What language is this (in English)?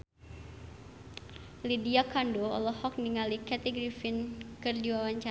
Sundanese